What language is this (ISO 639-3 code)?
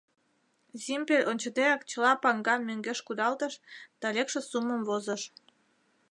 chm